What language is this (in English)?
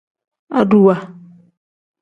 Tem